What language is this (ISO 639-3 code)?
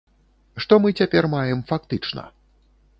bel